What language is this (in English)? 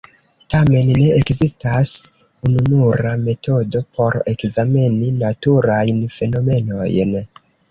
Esperanto